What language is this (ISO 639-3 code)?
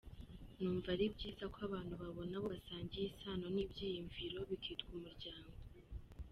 kin